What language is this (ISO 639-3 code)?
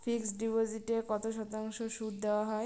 ben